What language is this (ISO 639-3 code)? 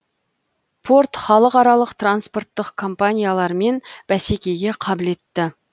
kaz